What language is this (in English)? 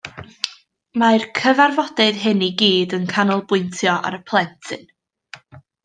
Welsh